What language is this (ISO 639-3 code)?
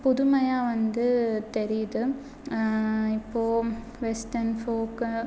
tam